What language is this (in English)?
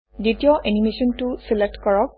Assamese